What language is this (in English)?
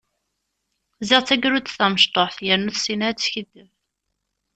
Kabyle